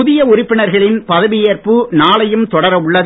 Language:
Tamil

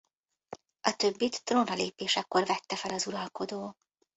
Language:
Hungarian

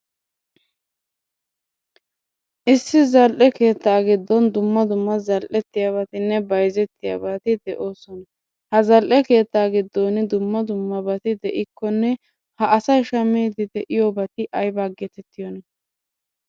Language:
Wolaytta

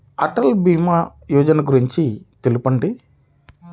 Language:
Telugu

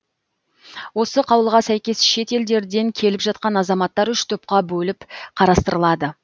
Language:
Kazakh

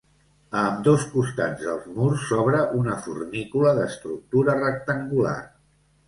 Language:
Catalan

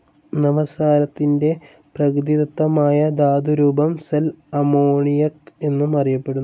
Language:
Malayalam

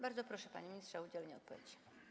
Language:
Polish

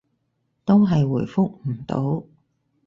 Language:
Cantonese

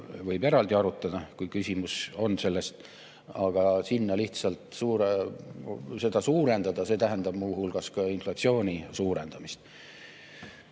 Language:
Estonian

